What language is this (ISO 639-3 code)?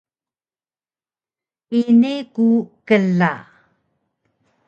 trv